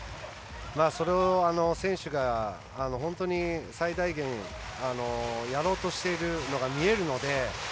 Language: Japanese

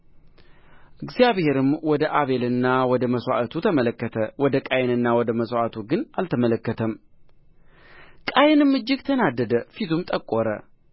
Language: Amharic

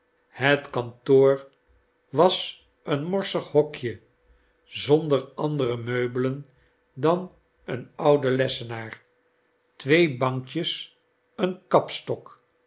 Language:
Dutch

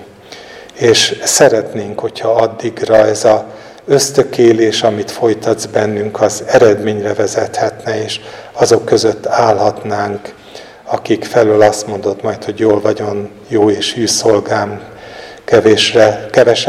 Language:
Hungarian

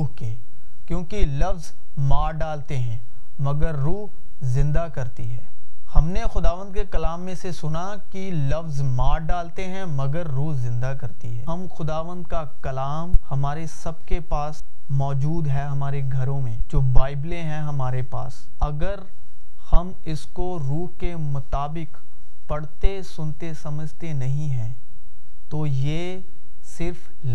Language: Urdu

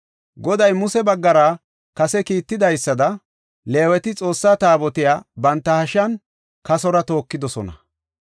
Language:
Gofa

